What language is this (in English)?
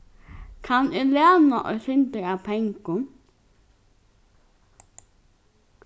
Faroese